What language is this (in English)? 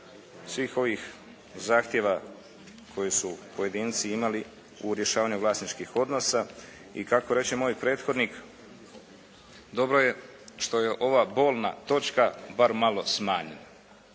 Croatian